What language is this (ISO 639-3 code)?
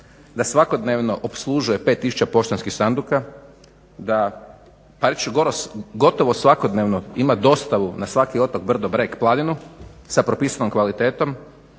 hrv